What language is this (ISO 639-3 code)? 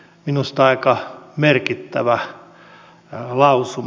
fin